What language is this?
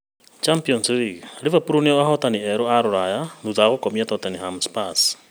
Kikuyu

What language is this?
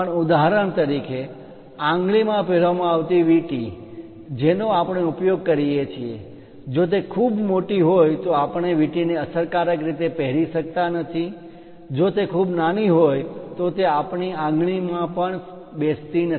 Gujarati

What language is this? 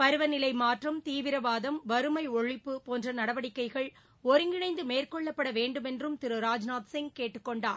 Tamil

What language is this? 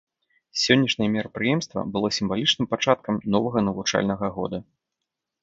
Belarusian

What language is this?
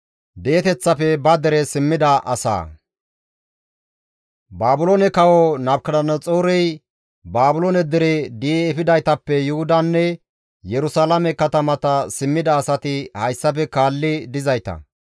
Gamo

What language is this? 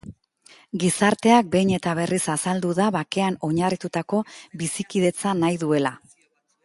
Basque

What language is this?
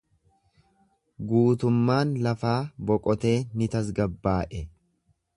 Oromo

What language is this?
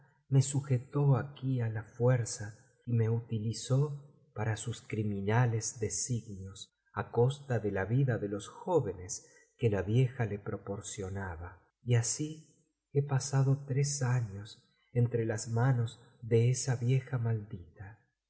Spanish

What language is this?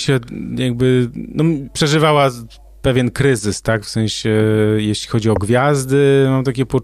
Polish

